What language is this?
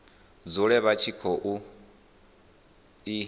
Venda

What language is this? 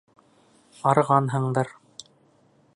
Bashkir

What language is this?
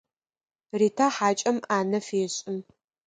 Adyghe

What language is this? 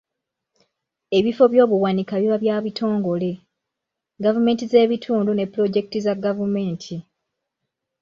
Ganda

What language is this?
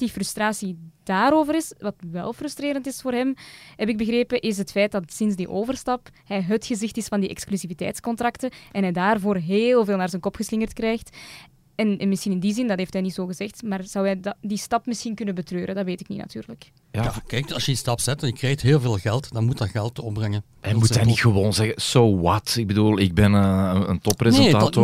Dutch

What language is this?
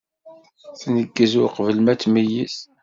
Kabyle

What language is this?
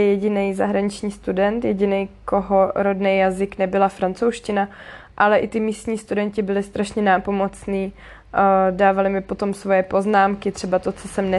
Czech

